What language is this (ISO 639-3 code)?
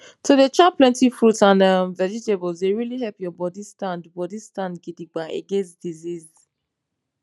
pcm